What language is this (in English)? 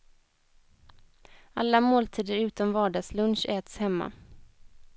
Swedish